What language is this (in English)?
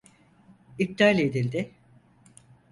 Turkish